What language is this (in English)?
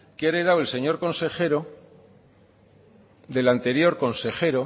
Spanish